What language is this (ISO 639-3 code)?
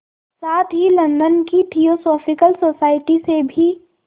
hin